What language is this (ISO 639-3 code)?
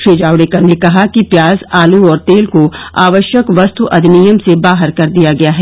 hin